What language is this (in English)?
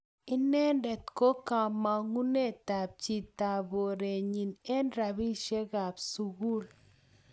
Kalenjin